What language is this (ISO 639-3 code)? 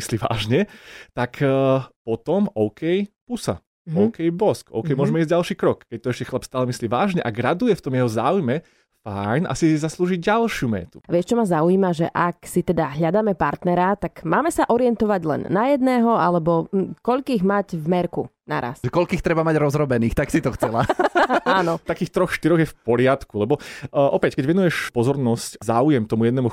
slk